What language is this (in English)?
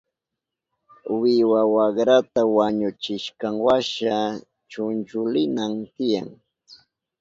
Southern Pastaza Quechua